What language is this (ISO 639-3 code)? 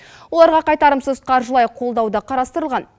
kaz